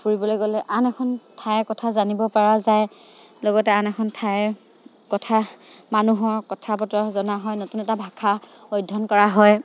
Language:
Assamese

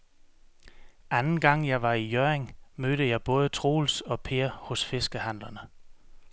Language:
Danish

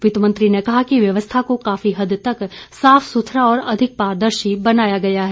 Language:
Hindi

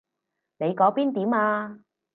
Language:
Cantonese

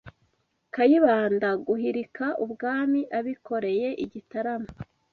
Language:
Kinyarwanda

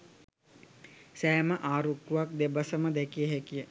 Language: Sinhala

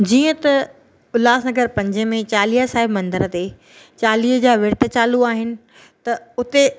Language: Sindhi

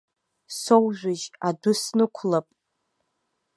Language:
Abkhazian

